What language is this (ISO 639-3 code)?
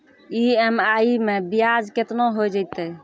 mai